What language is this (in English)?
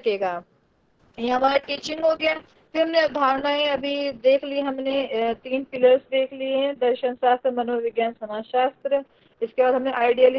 Hindi